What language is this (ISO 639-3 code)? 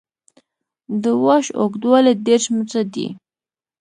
pus